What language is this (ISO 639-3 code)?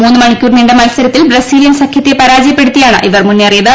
mal